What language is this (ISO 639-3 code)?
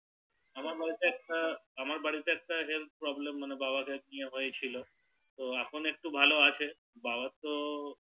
ben